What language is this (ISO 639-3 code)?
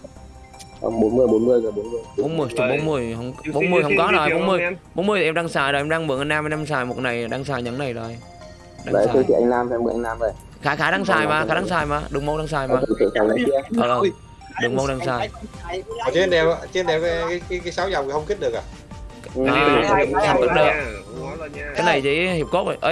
vie